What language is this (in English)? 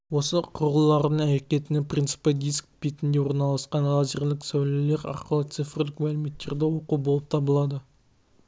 Kazakh